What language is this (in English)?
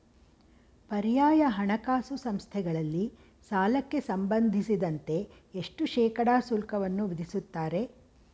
Kannada